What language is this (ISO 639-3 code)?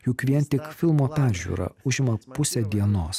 lit